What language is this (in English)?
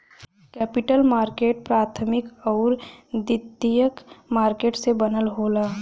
Bhojpuri